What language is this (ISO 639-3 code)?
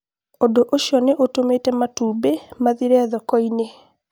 kik